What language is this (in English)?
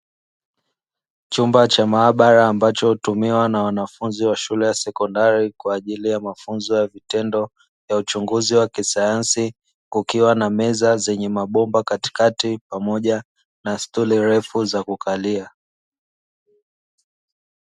Swahili